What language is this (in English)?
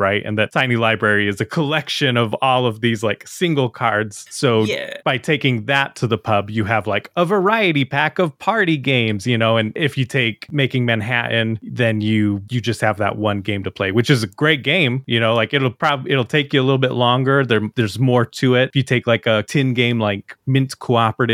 English